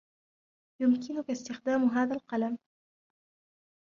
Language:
Arabic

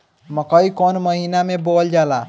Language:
Bhojpuri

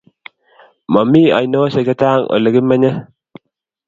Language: Kalenjin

